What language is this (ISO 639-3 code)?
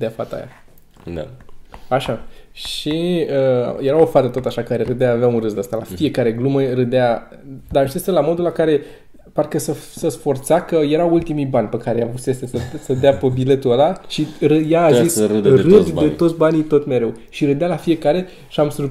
ron